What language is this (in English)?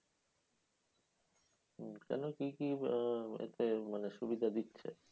Bangla